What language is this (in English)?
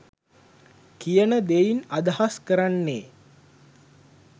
Sinhala